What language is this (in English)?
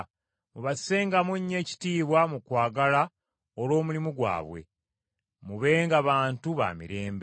Ganda